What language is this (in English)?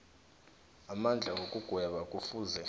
South Ndebele